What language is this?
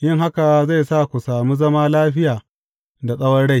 Hausa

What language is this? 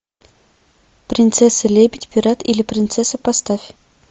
Russian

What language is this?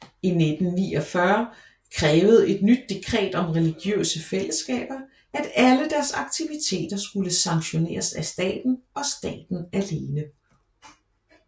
Danish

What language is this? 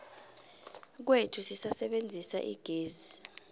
South Ndebele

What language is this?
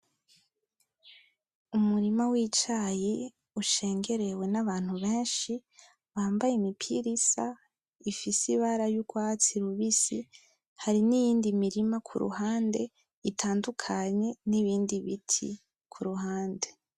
Rundi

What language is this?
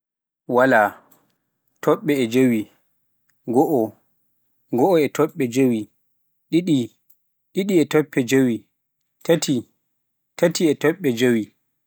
Pular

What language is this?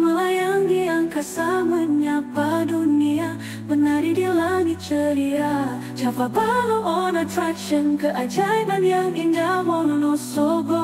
Indonesian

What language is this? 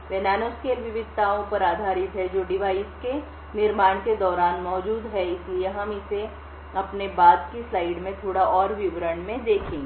Hindi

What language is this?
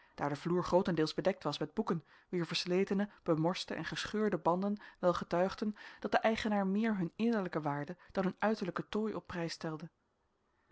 Dutch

